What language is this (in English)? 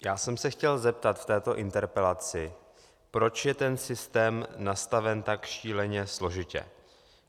Czech